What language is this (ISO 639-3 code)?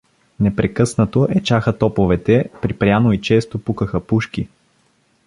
bul